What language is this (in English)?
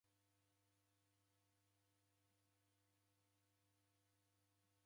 Taita